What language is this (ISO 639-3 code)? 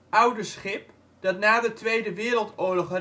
nld